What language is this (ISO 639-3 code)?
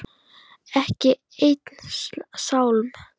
isl